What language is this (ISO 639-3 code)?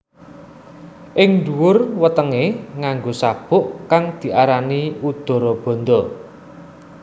jav